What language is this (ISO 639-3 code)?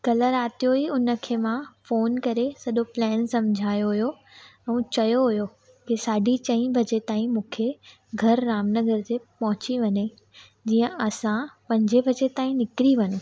snd